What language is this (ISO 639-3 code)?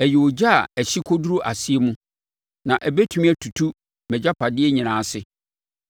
aka